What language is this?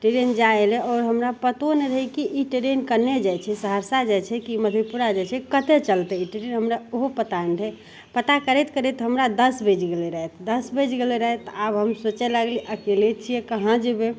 Maithili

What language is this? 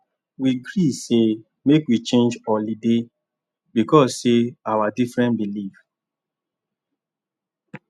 Nigerian Pidgin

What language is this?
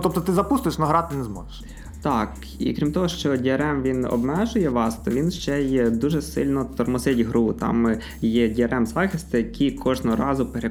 Ukrainian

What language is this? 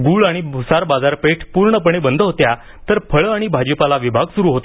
Marathi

